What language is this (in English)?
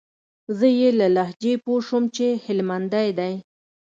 Pashto